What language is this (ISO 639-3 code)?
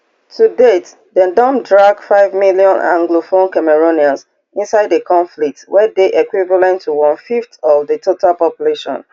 pcm